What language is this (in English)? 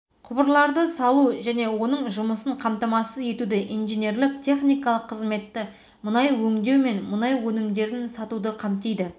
Kazakh